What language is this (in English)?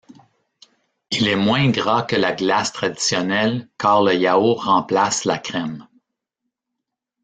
French